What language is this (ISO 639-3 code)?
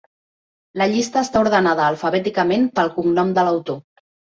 cat